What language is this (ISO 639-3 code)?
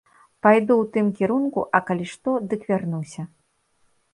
bel